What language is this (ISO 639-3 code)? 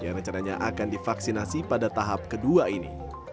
ind